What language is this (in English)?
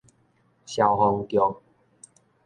Min Nan Chinese